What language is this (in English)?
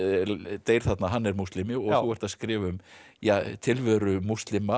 Icelandic